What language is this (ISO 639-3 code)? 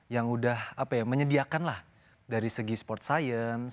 ind